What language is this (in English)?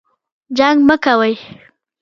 Pashto